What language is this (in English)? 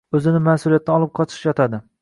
Uzbek